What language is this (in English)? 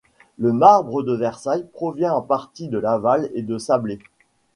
French